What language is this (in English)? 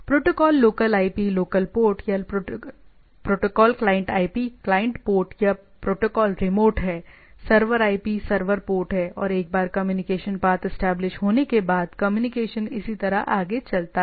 Hindi